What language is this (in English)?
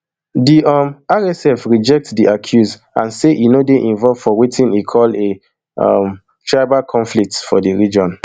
Nigerian Pidgin